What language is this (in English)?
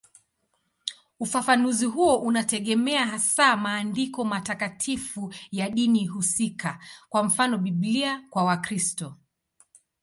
Swahili